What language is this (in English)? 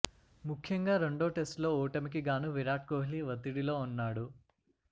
Telugu